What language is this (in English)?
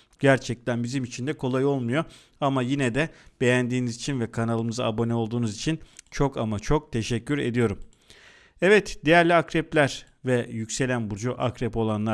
Turkish